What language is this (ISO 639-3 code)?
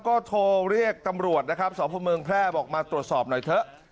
tha